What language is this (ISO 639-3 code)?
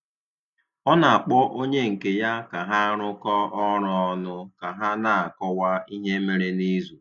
ibo